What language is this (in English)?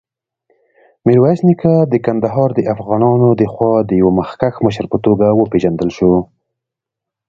Pashto